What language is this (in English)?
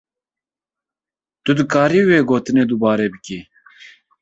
Kurdish